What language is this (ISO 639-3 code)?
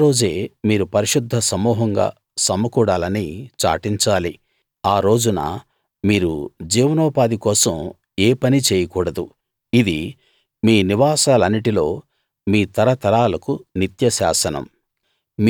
tel